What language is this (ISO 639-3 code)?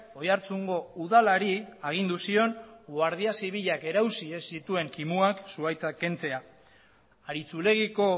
eus